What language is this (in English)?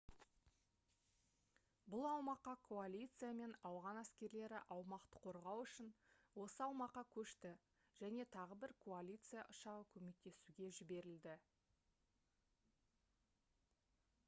Kazakh